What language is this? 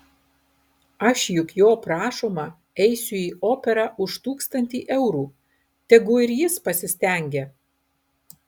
Lithuanian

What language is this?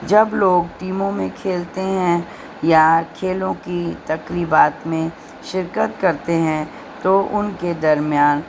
Urdu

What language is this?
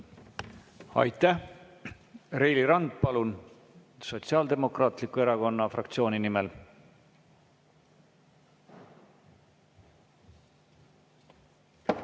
Estonian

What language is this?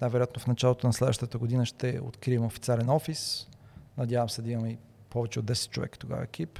Bulgarian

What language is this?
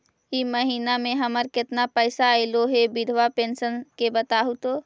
Magahi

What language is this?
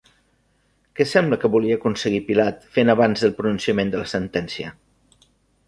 Catalan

